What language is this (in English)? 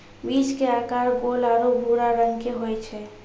Maithili